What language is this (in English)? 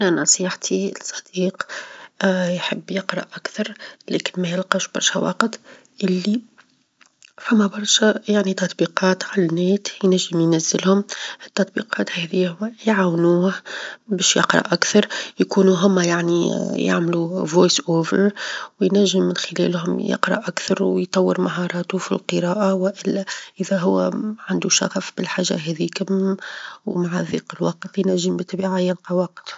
Tunisian Arabic